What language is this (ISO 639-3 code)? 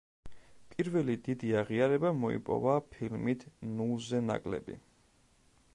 kat